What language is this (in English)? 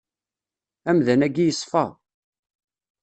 Kabyle